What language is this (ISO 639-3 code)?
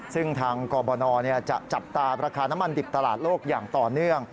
tha